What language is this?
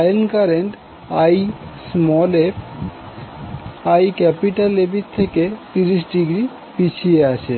Bangla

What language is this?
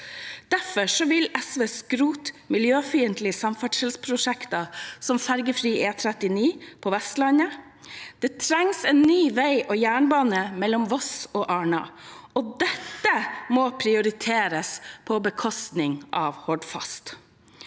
Norwegian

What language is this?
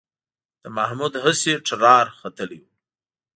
Pashto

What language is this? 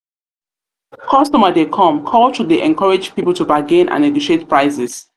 Nigerian Pidgin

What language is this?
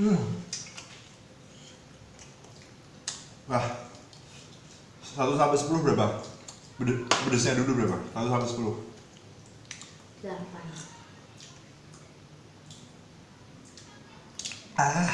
Indonesian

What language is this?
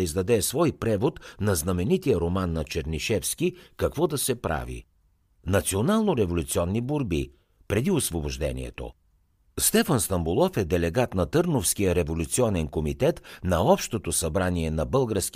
Bulgarian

